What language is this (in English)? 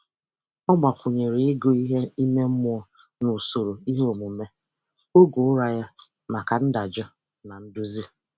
Igbo